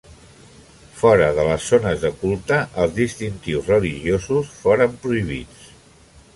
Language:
Catalan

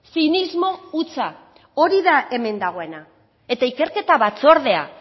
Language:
Basque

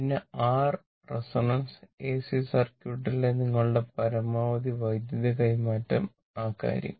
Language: Malayalam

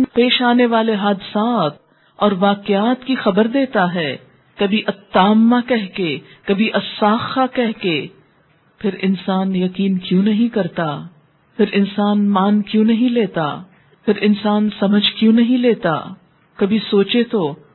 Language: Urdu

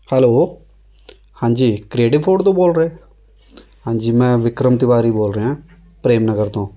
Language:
Punjabi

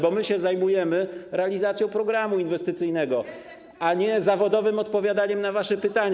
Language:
Polish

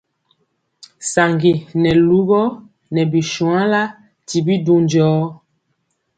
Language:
Mpiemo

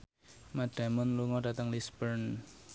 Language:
Javanese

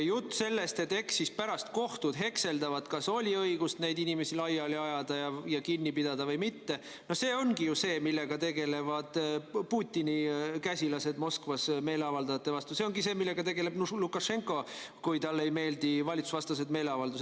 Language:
Estonian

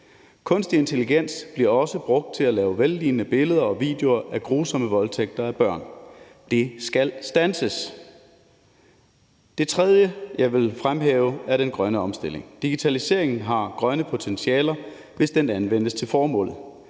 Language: Danish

